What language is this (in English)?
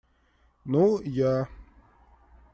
Russian